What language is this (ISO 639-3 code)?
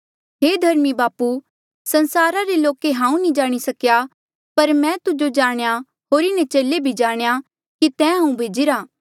mjl